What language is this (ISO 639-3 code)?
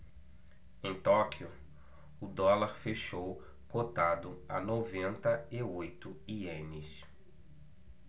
por